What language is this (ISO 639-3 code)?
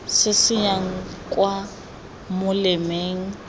tsn